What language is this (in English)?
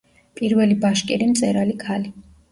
Georgian